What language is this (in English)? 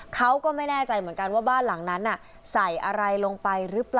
Thai